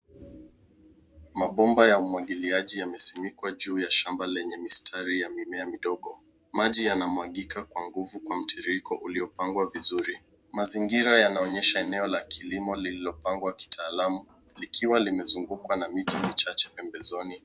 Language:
Swahili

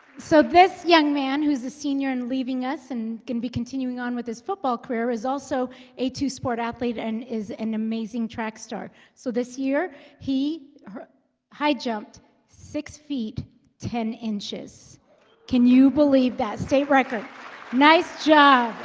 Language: English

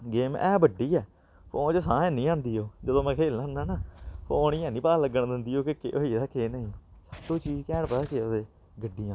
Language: Dogri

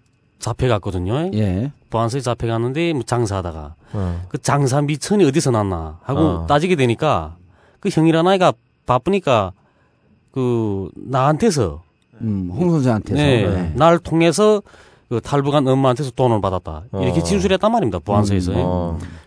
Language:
Korean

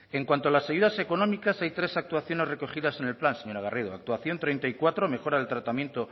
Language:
Spanish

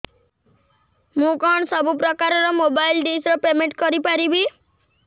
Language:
Odia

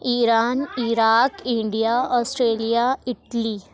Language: Urdu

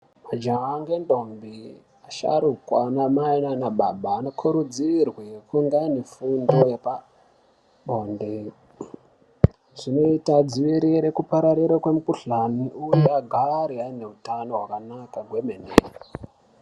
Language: Ndau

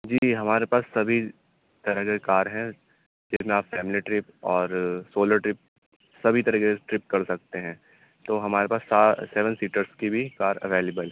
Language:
Urdu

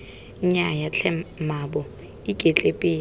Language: Tswana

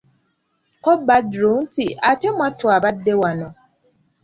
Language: Ganda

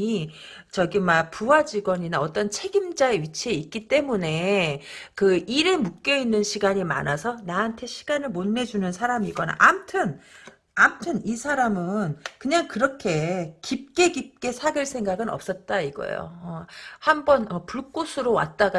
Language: Korean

